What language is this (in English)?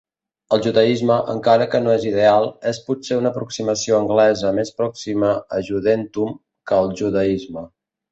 Catalan